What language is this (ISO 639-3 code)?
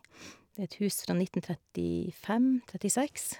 nor